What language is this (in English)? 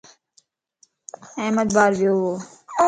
Lasi